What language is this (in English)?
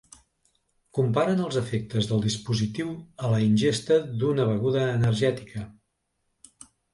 Catalan